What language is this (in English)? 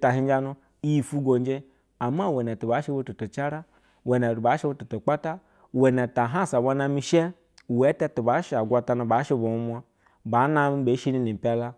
Basa (Nigeria)